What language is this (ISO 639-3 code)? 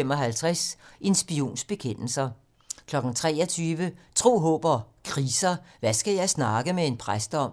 dan